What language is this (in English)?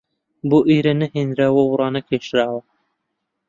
Central Kurdish